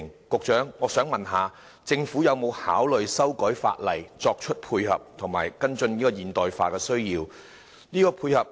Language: Cantonese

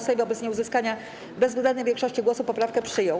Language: Polish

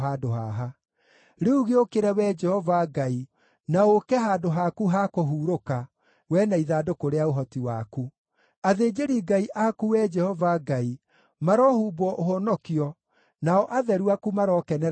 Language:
Kikuyu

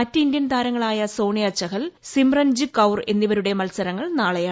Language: Malayalam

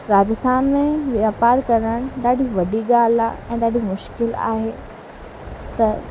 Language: Sindhi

